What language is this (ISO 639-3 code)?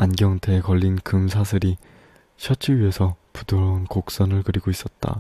kor